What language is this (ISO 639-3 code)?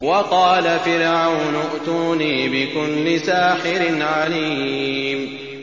ara